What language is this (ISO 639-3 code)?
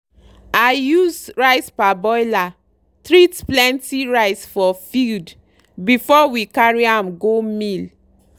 pcm